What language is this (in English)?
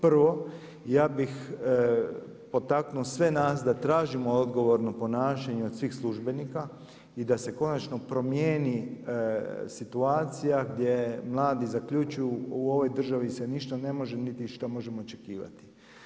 Croatian